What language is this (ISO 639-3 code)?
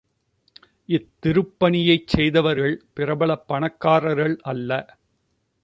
tam